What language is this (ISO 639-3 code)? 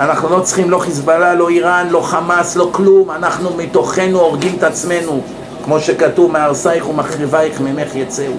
heb